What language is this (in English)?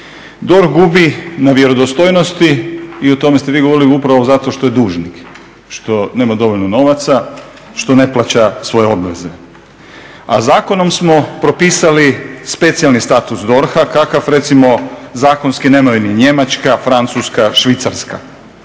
Croatian